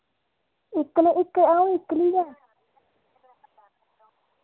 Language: Dogri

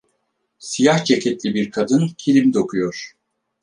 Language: Turkish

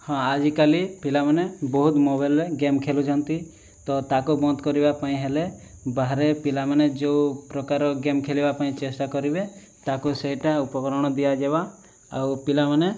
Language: Odia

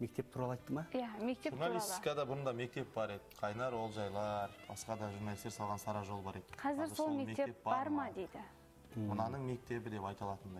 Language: Turkish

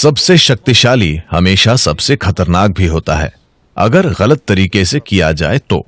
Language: Hindi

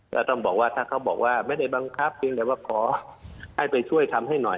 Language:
Thai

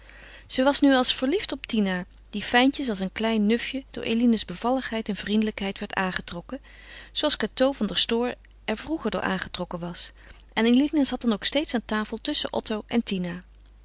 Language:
Dutch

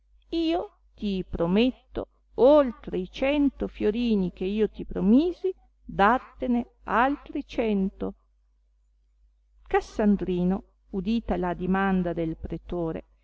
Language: Italian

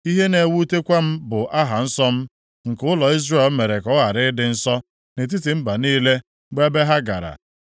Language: Igbo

